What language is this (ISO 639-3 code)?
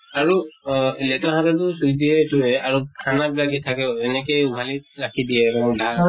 asm